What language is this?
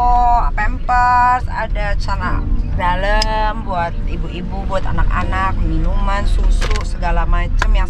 Indonesian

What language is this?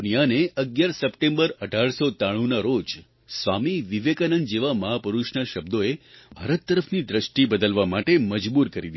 Gujarati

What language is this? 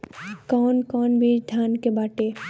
Bhojpuri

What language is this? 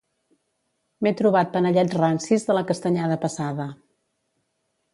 Catalan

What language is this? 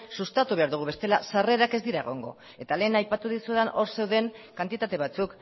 Basque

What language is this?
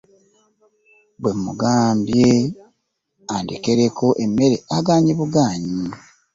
Ganda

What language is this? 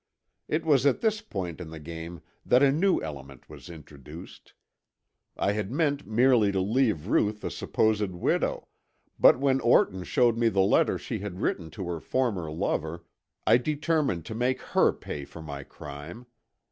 English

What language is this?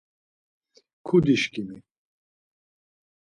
Laz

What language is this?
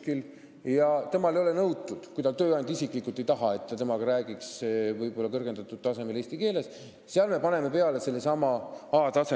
Estonian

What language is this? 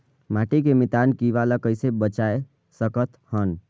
Chhattisgarhi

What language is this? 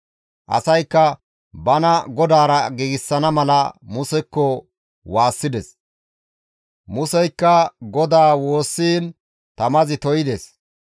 Gamo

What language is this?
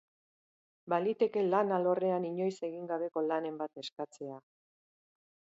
Basque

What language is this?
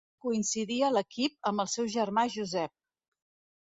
Catalan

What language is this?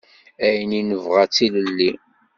Kabyle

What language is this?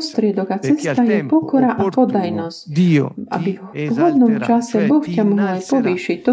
Slovak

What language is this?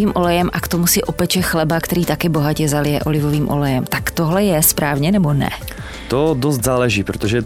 Czech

